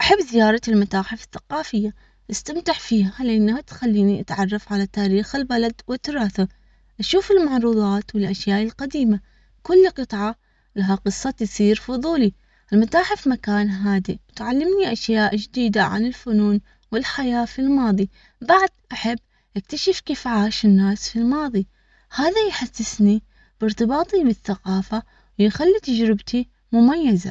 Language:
Omani Arabic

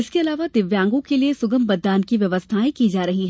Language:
Hindi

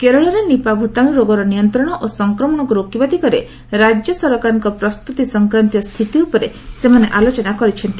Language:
Odia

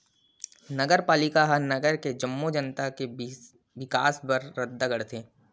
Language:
Chhattisgarhi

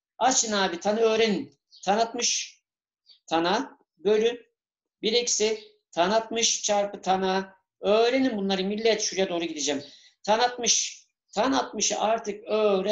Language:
Turkish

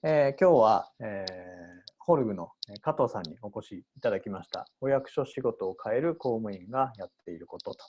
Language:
Japanese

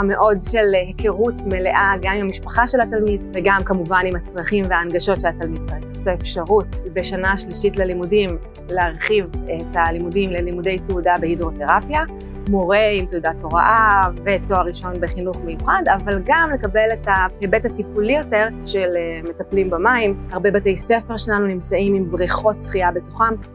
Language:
Hebrew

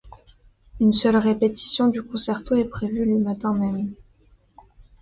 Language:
French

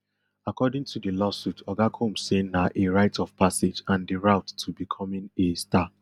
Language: Nigerian Pidgin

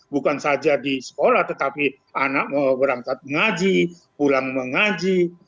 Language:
Indonesian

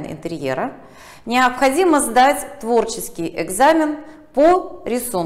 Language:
Russian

